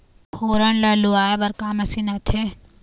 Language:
Chhattisgarhi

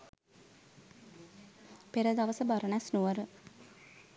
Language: Sinhala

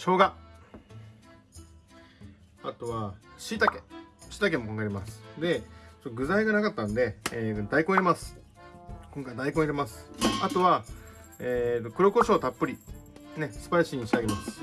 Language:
Japanese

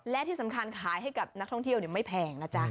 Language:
Thai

